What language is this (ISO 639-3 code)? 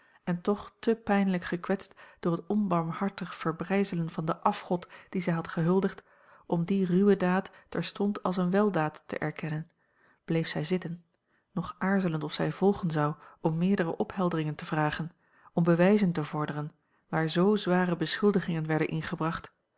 nld